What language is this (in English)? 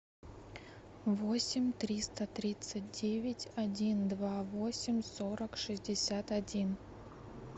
Russian